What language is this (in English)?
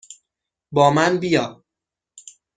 Persian